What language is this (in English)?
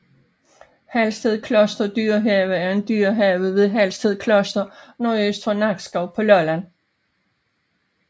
Danish